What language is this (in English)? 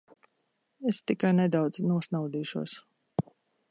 Latvian